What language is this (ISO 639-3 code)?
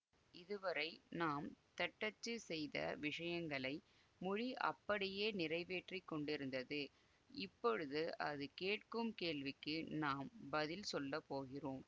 tam